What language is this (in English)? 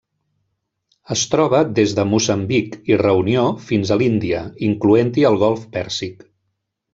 Catalan